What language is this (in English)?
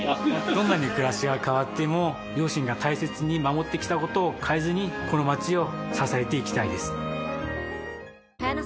Japanese